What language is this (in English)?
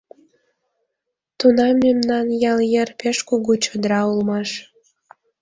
Mari